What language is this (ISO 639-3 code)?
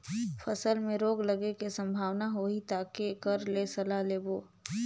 hne